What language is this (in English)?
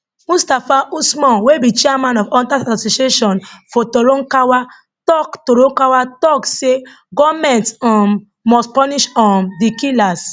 Nigerian Pidgin